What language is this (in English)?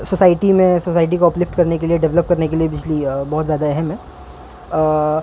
Urdu